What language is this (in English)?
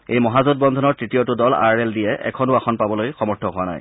Assamese